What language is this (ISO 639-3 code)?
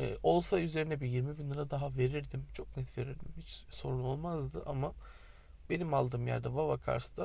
tur